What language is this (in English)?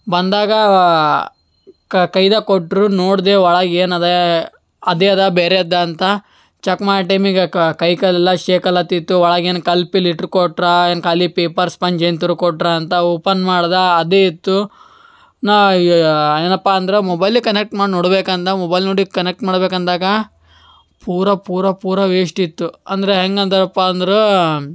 Kannada